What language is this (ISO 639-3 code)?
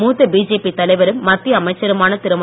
tam